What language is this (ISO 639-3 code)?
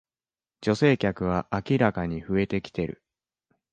jpn